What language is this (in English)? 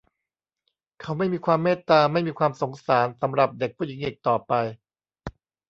Thai